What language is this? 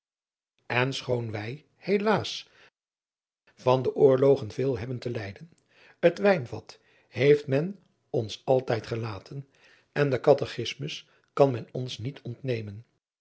Dutch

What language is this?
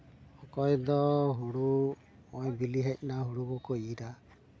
Santali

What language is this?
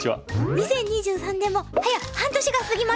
Japanese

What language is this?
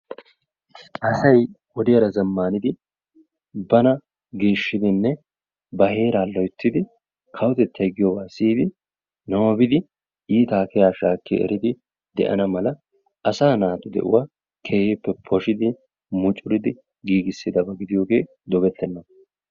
Wolaytta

